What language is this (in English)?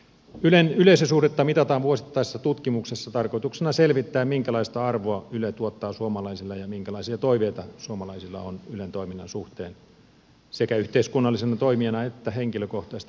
Finnish